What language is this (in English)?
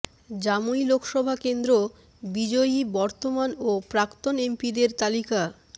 Bangla